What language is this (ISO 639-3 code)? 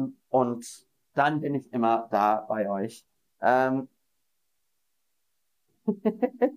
deu